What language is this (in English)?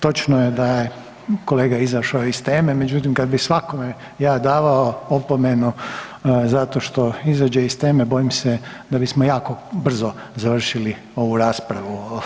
Croatian